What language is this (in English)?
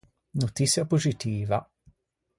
Ligurian